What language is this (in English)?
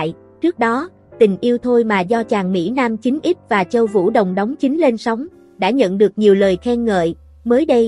Vietnamese